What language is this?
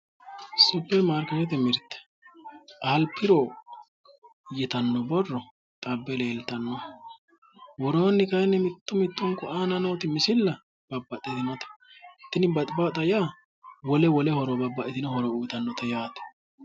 Sidamo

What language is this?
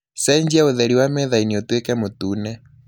Kikuyu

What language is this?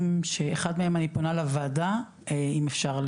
Hebrew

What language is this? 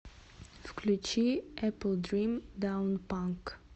Russian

